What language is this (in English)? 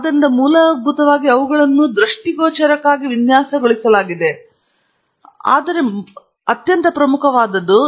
Kannada